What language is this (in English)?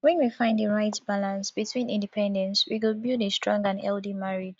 Nigerian Pidgin